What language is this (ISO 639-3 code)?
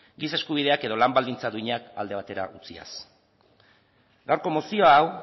eus